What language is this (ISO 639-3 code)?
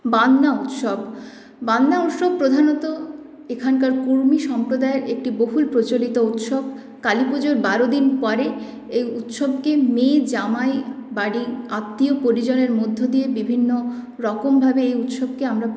ben